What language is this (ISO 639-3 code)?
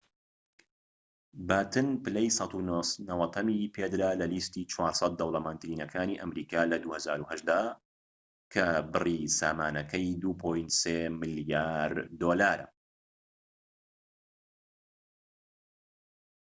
ckb